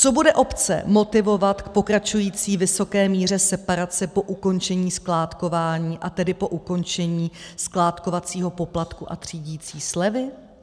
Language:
Czech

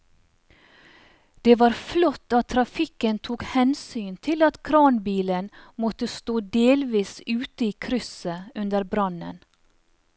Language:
Norwegian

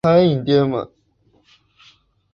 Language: Chinese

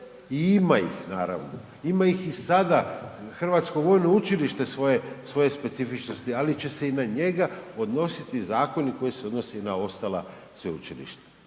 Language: Croatian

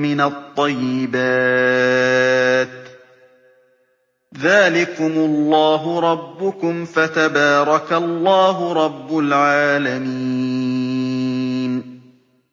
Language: Arabic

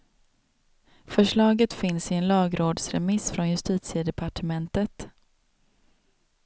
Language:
Swedish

